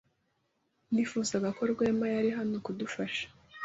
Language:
Kinyarwanda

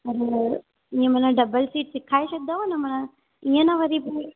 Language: Sindhi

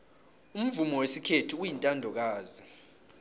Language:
South Ndebele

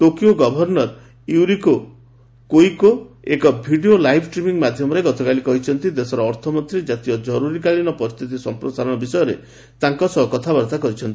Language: Odia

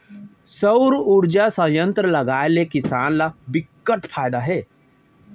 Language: Chhattisgarhi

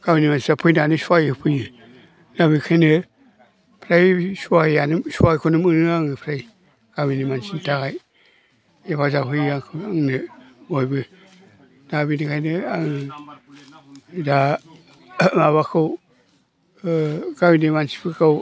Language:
Bodo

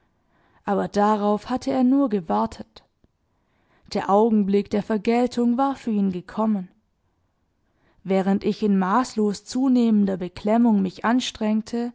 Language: German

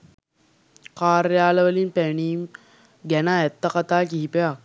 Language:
Sinhala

